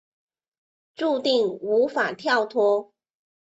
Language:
Chinese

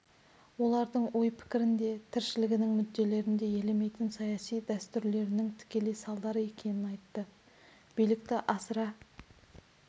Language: Kazakh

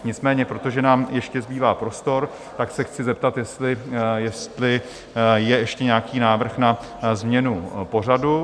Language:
Czech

